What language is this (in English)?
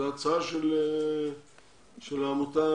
Hebrew